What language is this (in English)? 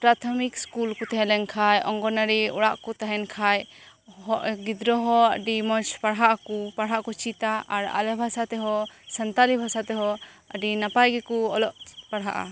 Santali